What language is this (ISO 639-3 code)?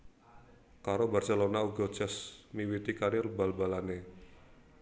jav